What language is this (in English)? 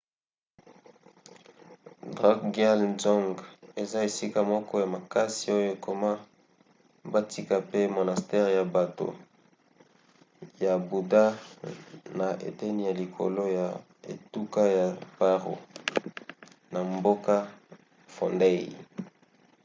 Lingala